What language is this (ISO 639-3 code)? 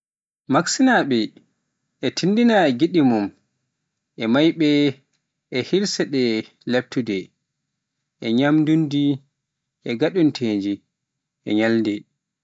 fuf